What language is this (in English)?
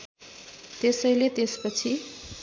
Nepali